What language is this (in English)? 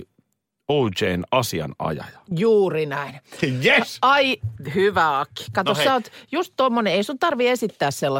Finnish